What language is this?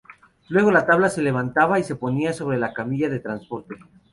Spanish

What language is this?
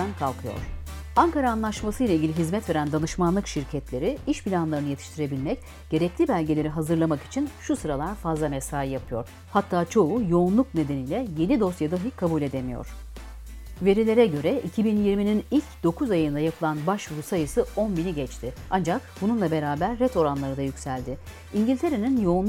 Turkish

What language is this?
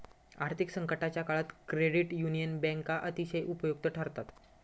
Marathi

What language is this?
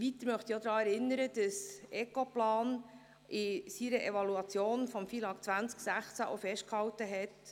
Swiss German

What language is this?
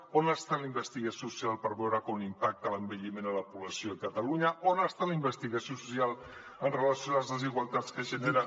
Catalan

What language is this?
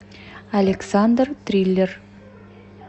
Russian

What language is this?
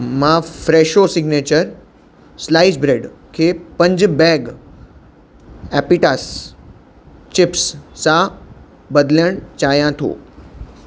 Sindhi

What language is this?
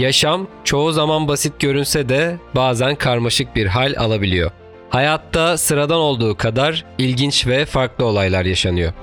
Turkish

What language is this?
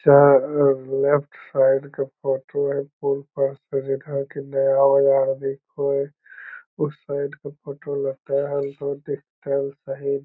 Magahi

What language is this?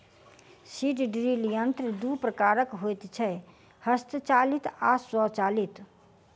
Maithili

